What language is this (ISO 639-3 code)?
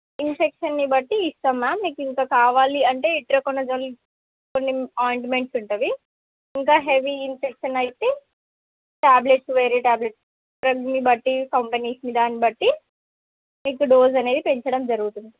tel